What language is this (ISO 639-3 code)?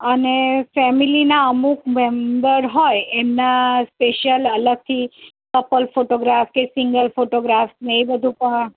guj